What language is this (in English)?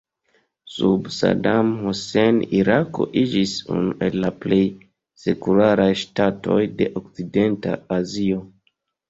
Esperanto